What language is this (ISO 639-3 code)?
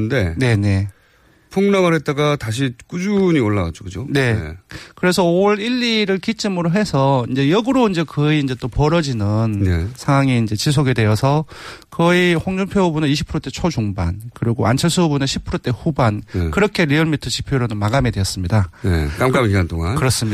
kor